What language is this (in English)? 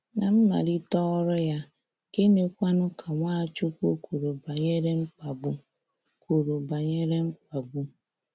Igbo